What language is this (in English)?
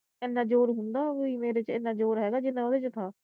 Punjabi